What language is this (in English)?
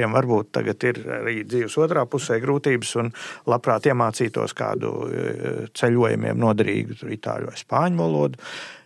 Latvian